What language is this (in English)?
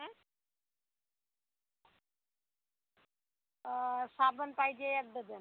Marathi